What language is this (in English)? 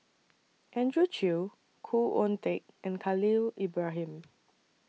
English